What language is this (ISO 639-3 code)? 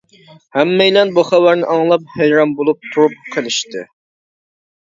uig